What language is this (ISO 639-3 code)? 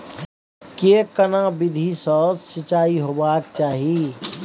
mai